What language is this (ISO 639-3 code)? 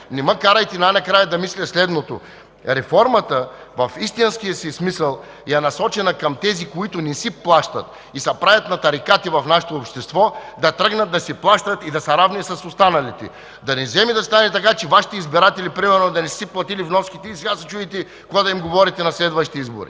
bul